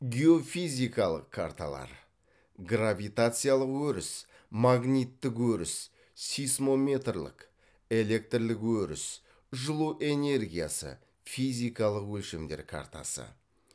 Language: Kazakh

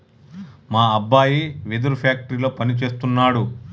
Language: Telugu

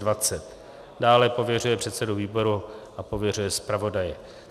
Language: Czech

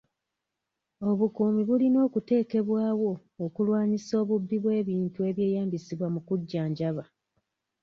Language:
Ganda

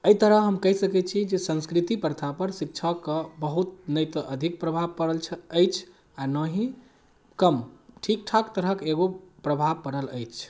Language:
Maithili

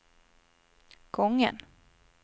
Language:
Swedish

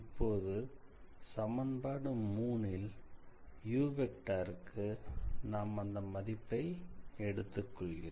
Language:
Tamil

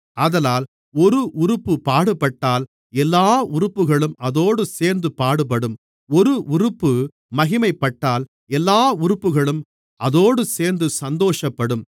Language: Tamil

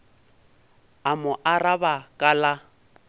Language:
Northern Sotho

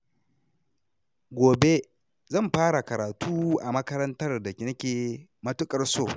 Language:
Hausa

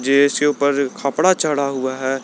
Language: Hindi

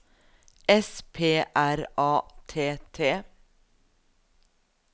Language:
Norwegian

